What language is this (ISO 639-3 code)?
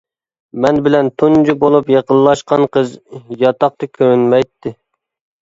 uig